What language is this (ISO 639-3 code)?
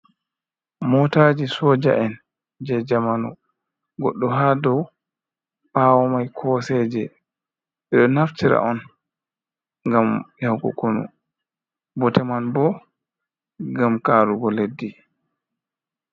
ful